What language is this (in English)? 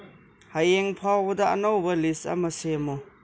Manipuri